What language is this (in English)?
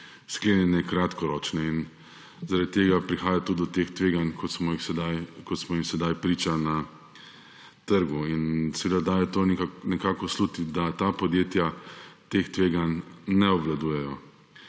Slovenian